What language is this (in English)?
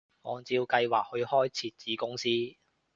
Cantonese